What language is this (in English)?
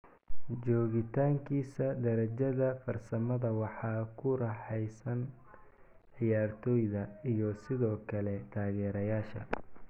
Somali